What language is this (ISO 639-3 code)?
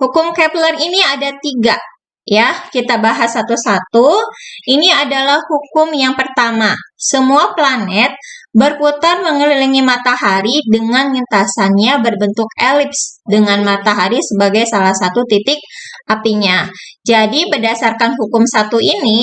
ind